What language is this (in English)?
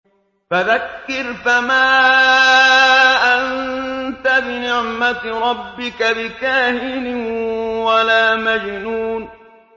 Arabic